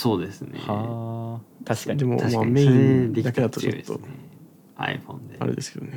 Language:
Japanese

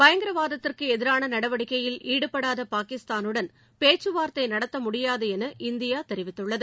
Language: Tamil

